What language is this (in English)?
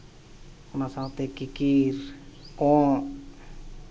Santali